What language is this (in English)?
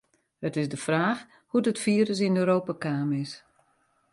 Western Frisian